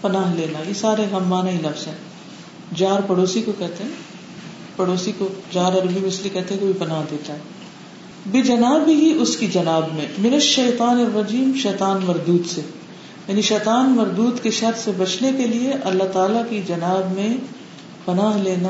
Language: Urdu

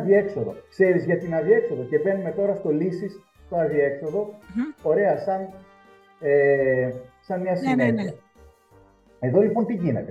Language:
Greek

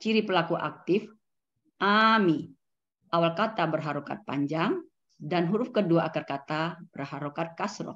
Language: Indonesian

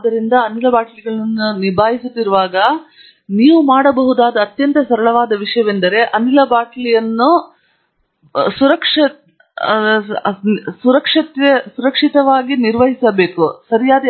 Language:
Kannada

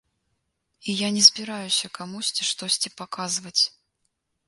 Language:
Belarusian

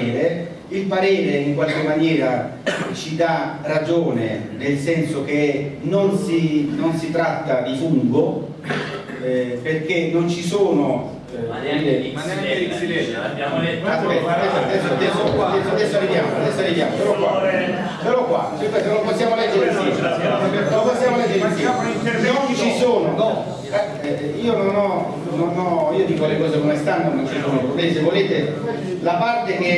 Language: Italian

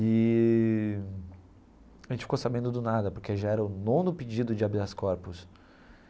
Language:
Portuguese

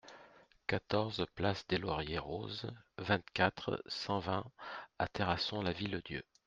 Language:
French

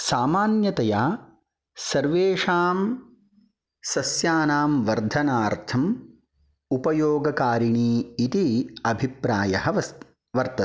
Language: Sanskrit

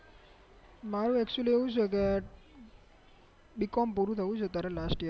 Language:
Gujarati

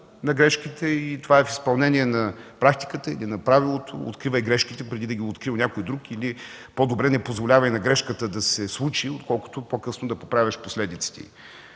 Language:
Bulgarian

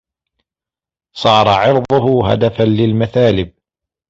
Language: Arabic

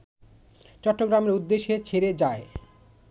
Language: Bangla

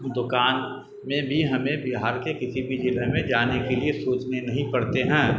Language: Urdu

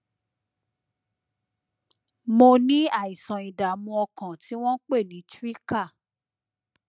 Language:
Yoruba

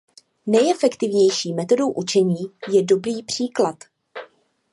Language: Czech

